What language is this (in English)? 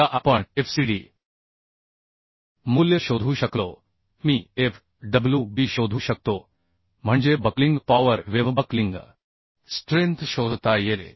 Marathi